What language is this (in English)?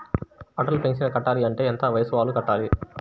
Telugu